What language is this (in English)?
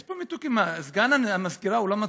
Hebrew